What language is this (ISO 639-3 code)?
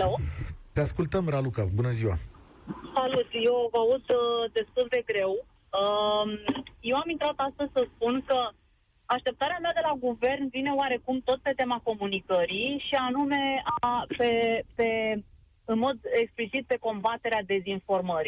ron